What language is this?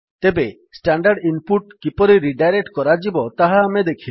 Odia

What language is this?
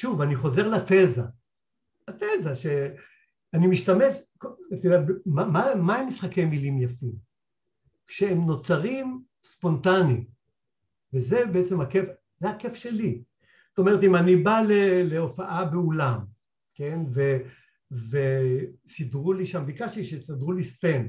Hebrew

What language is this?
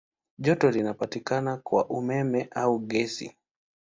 Swahili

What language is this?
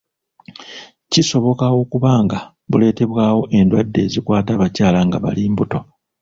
Ganda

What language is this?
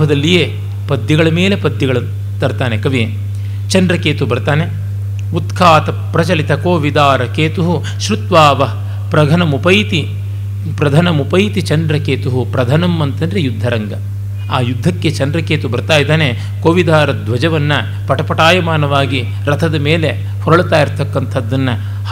Kannada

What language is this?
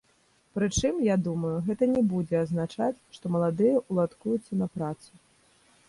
Belarusian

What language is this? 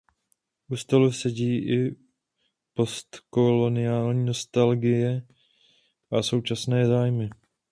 Czech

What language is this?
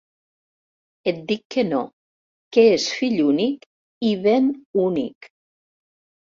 Catalan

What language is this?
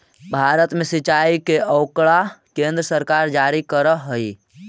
Magahi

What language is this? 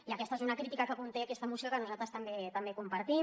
Catalan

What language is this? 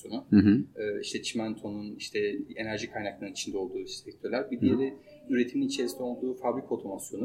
Turkish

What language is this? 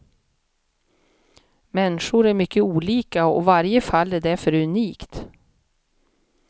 Swedish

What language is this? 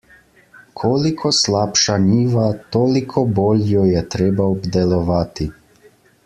Slovenian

